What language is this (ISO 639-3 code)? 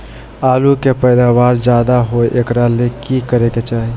mag